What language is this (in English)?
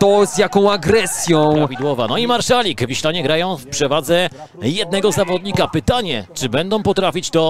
Polish